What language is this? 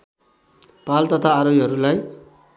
Nepali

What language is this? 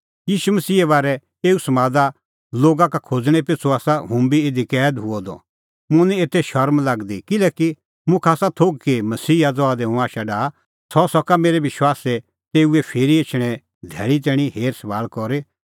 Kullu Pahari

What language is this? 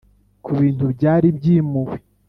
Kinyarwanda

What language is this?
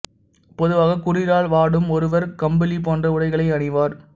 Tamil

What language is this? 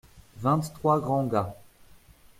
French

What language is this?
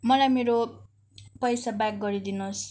Nepali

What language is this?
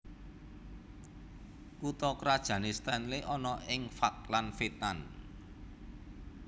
Javanese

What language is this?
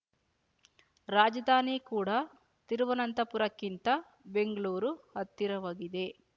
Kannada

